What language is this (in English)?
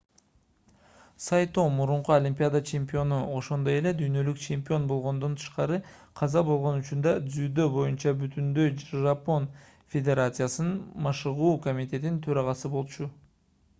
Kyrgyz